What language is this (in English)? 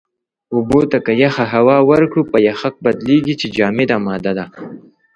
Pashto